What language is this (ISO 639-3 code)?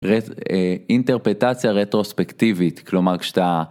heb